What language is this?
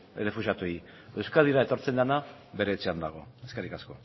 Basque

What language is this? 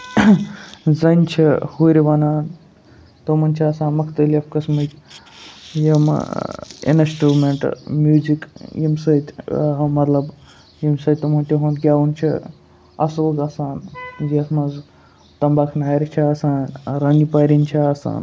Kashmiri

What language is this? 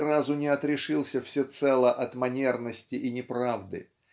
Russian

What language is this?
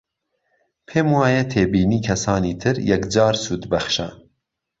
Central Kurdish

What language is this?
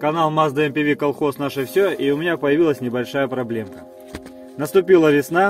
Russian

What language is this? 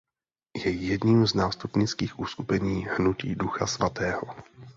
Czech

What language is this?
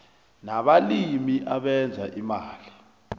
South Ndebele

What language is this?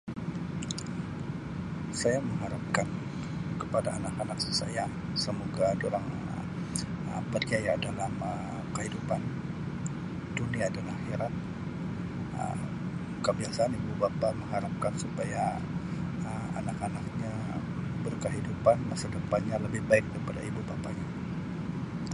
Sabah Malay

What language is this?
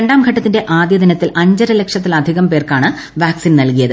Malayalam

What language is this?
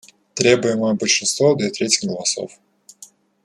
Russian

